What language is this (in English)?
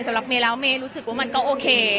Thai